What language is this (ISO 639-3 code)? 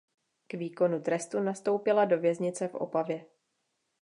ces